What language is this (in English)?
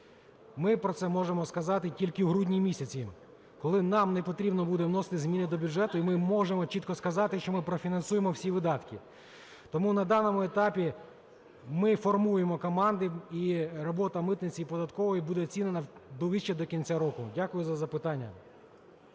Ukrainian